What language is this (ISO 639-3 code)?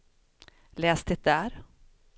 swe